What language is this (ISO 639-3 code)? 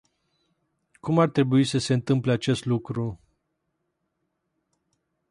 ron